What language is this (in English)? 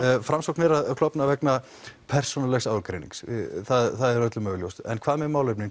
Icelandic